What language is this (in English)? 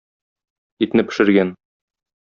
Tatar